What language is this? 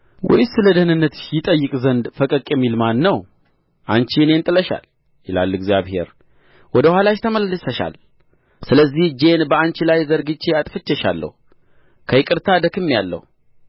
Amharic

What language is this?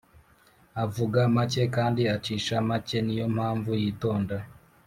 Kinyarwanda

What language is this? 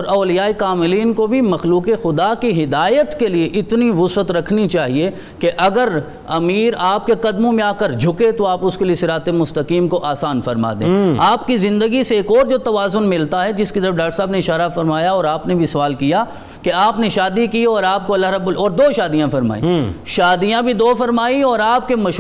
Urdu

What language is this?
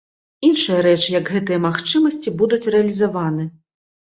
Belarusian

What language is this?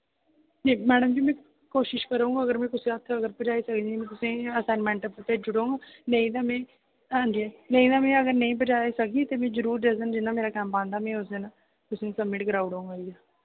Dogri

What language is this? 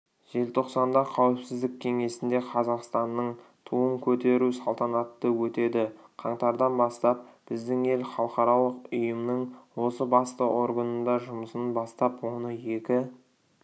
Kazakh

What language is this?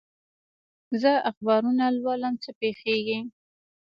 Pashto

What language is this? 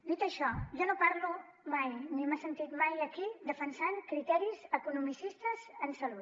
Catalan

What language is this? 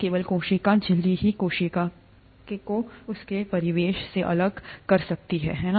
Hindi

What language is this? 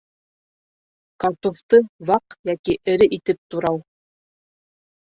Bashkir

